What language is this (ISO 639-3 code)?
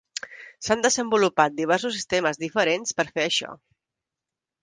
cat